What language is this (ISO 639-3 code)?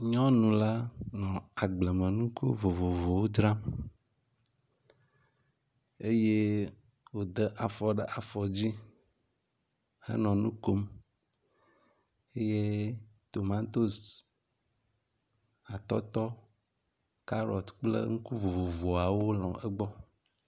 ewe